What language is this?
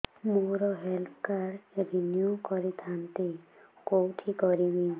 Odia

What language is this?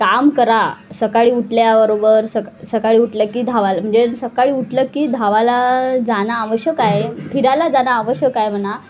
Marathi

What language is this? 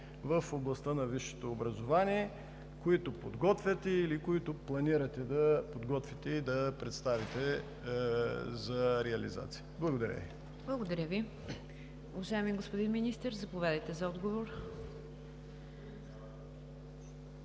Bulgarian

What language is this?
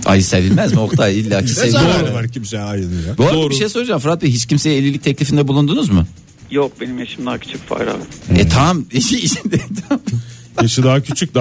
Turkish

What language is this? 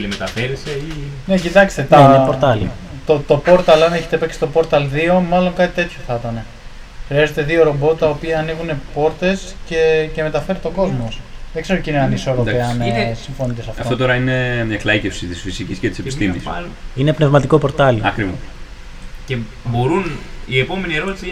Greek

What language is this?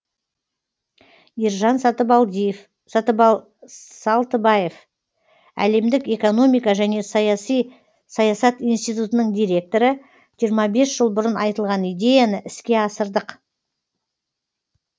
Kazakh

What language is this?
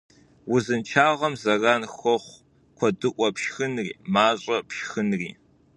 Kabardian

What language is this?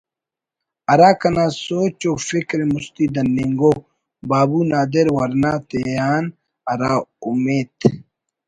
Brahui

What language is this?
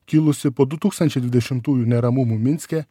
Lithuanian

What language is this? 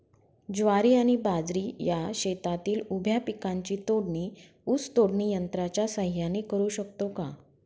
Marathi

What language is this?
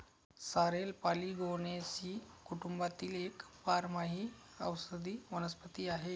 Marathi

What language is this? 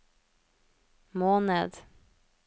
Norwegian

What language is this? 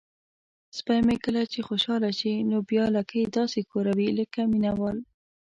Pashto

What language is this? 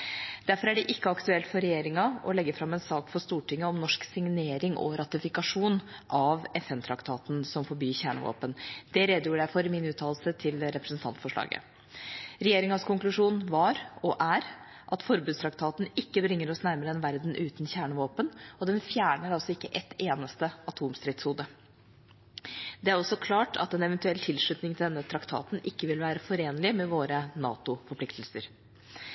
Norwegian Bokmål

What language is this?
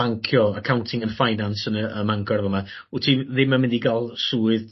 Welsh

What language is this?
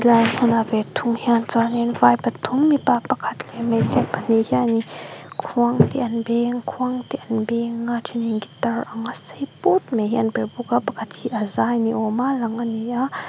Mizo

